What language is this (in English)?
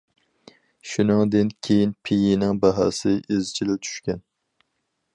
Uyghur